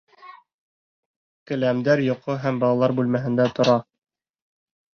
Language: Bashkir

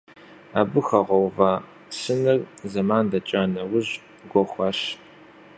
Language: Kabardian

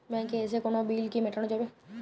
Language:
Bangla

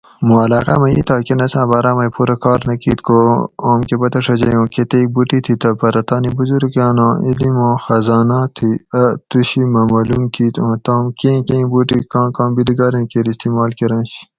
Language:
Gawri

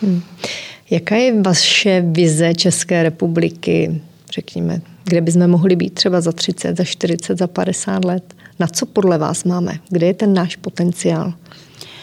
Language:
Czech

